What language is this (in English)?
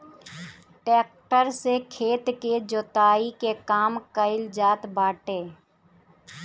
Bhojpuri